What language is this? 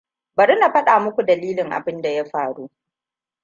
Hausa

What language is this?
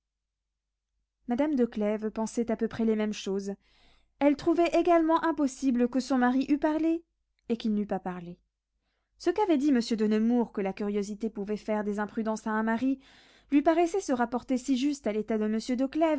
French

